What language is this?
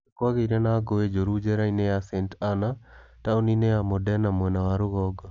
Kikuyu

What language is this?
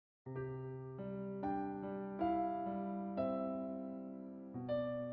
Korean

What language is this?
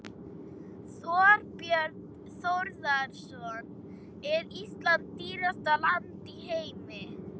Icelandic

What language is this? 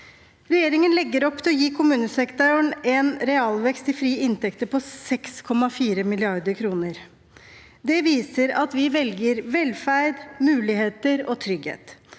Norwegian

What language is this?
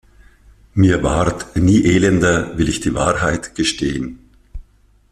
German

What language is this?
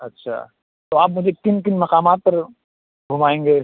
Urdu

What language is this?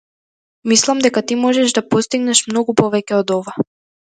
Macedonian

